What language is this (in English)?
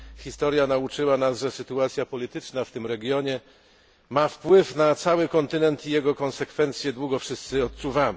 Polish